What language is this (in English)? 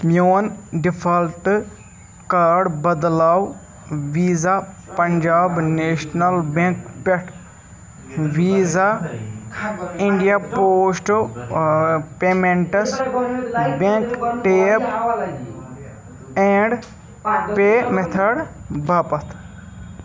Kashmiri